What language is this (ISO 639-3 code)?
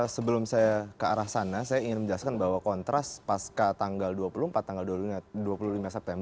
ind